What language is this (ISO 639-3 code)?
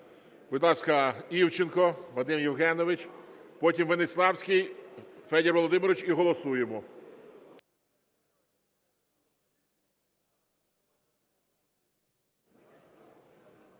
ukr